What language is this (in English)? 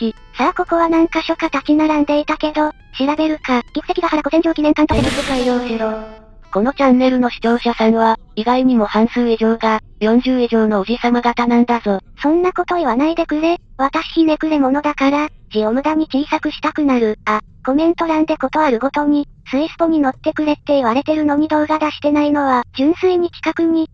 Japanese